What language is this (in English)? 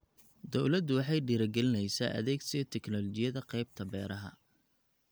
Somali